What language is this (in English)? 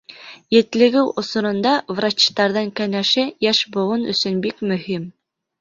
Bashkir